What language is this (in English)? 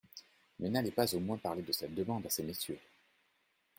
French